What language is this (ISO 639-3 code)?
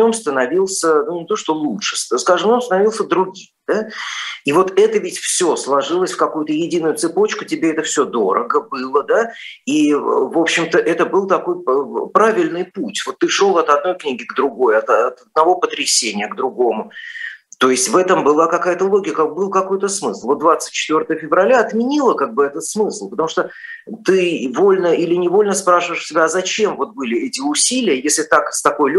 rus